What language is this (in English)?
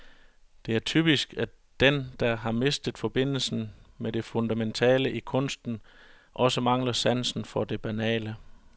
Danish